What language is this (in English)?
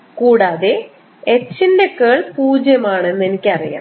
Malayalam